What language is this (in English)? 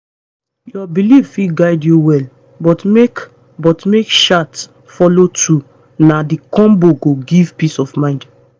Nigerian Pidgin